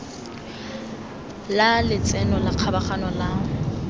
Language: Tswana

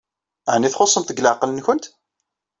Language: Kabyle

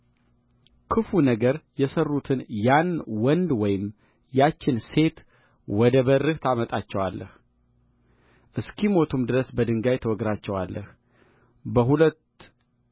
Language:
Amharic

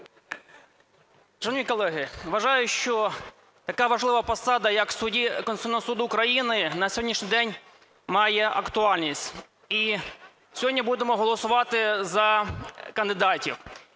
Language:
Ukrainian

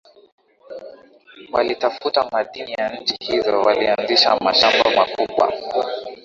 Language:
Swahili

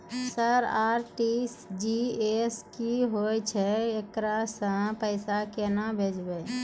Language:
Maithili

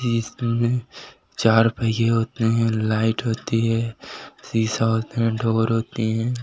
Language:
Hindi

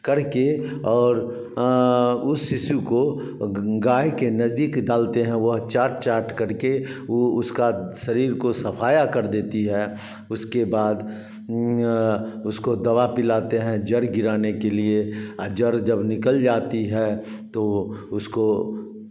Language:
Hindi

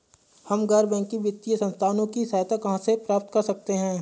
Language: Hindi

